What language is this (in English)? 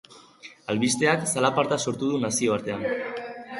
Basque